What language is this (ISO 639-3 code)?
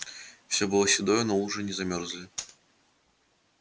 rus